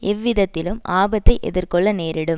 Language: Tamil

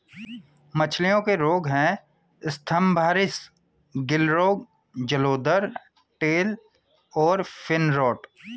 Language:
Hindi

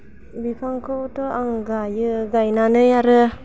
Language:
Bodo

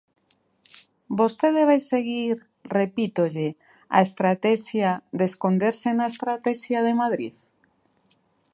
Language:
Galician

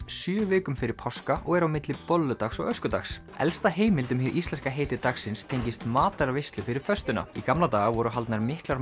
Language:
Icelandic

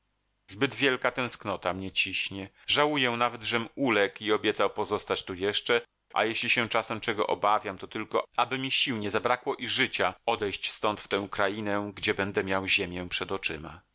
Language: Polish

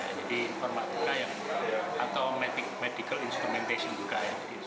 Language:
Indonesian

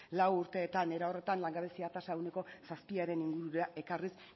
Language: Basque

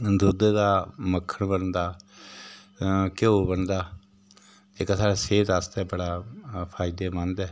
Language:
Dogri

